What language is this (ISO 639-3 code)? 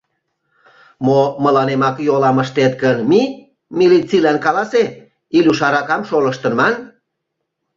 chm